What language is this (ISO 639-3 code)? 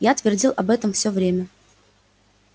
rus